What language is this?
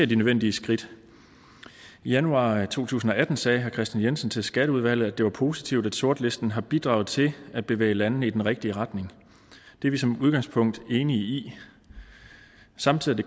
Danish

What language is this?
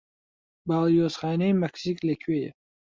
Central Kurdish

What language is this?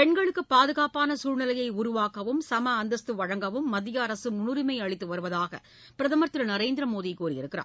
Tamil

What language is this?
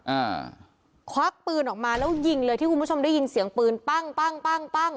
Thai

